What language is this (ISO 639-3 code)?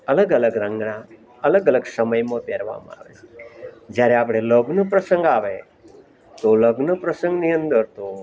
guj